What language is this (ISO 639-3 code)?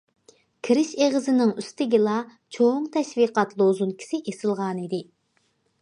uig